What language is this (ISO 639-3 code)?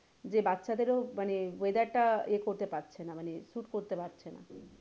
ben